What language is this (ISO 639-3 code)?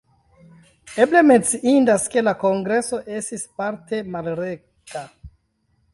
epo